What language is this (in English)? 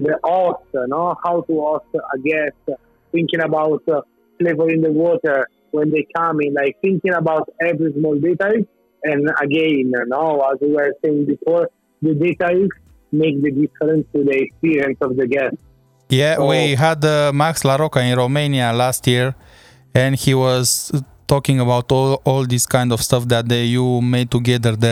Romanian